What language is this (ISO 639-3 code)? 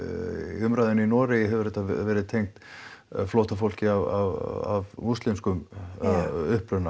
isl